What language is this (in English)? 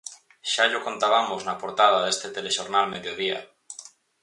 Galician